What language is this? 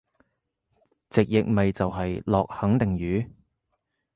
Cantonese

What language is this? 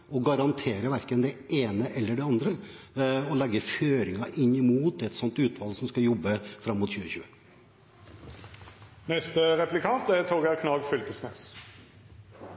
Norwegian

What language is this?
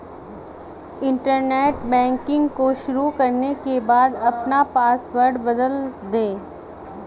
Hindi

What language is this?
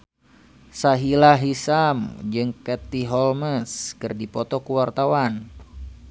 Sundanese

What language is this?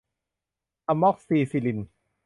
Thai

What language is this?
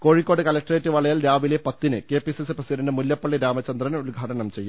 Malayalam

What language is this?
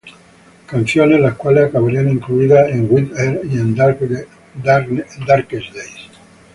Spanish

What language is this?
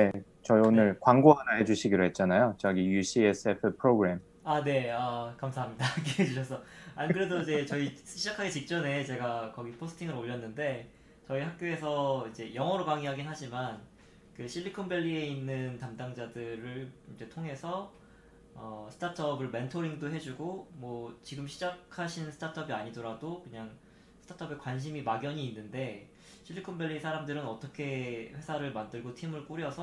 Korean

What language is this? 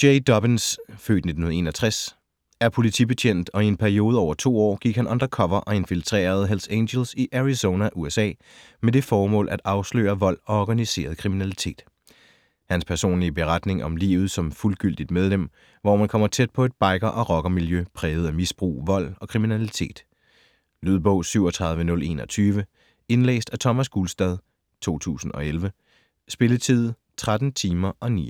Danish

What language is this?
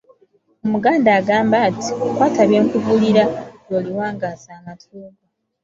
Ganda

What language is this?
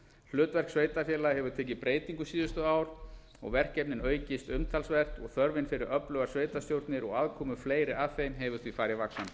Icelandic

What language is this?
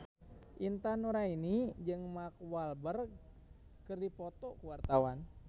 Sundanese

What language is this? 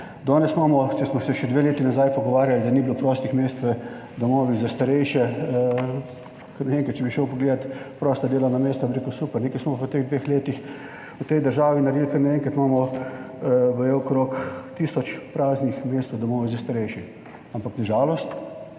Slovenian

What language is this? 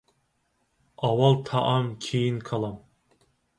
Uyghur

